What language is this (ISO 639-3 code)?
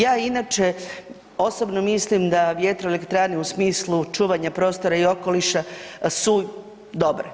hrv